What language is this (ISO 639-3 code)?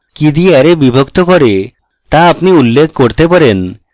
ben